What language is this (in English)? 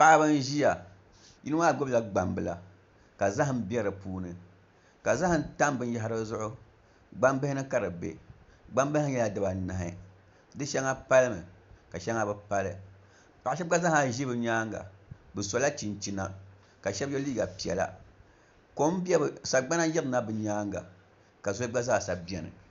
Dagbani